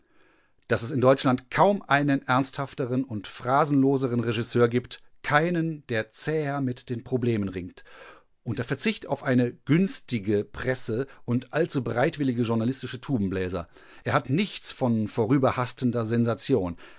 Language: German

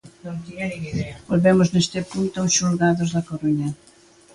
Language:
Galician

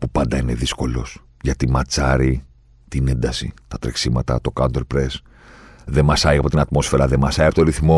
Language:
Greek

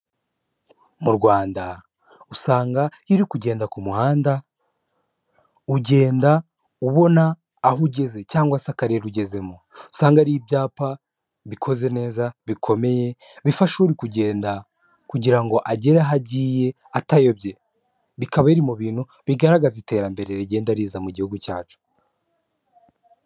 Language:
Kinyarwanda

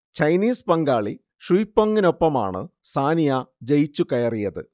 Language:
Malayalam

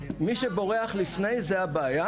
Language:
Hebrew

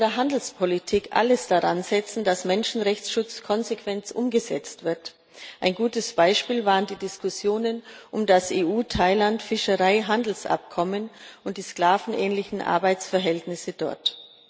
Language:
German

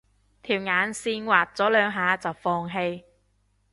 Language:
Cantonese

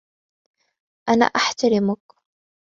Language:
Arabic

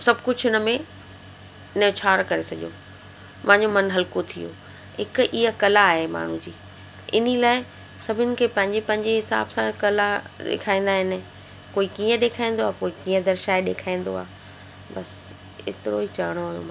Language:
Sindhi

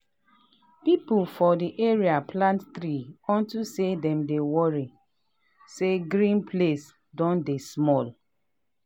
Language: Nigerian Pidgin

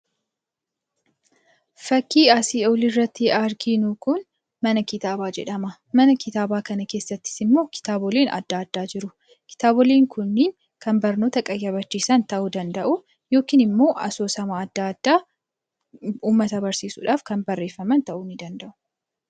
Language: Oromo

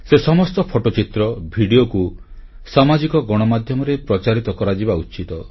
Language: Odia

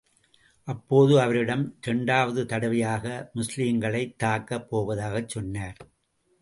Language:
Tamil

